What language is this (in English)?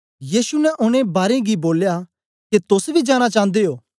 Dogri